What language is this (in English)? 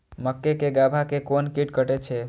Maithili